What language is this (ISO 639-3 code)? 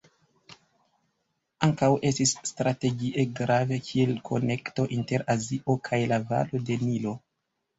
epo